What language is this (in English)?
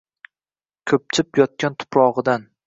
Uzbek